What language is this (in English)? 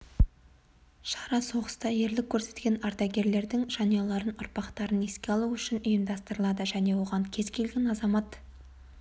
Kazakh